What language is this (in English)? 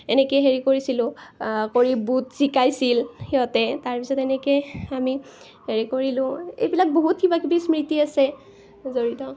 Assamese